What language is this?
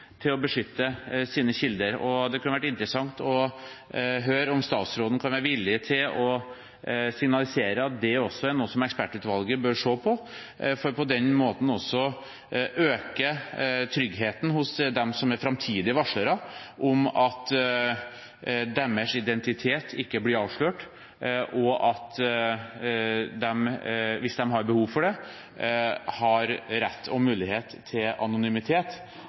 Norwegian Bokmål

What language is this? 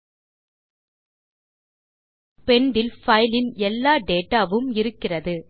Tamil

